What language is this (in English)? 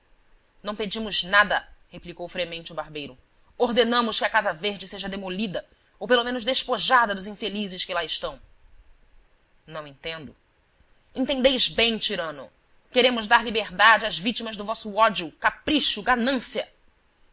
Portuguese